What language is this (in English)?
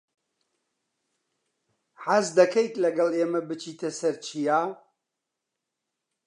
Central Kurdish